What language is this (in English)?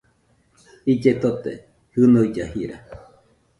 Nüpode Huitoto